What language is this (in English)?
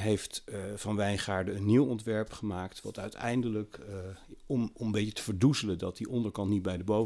Dutch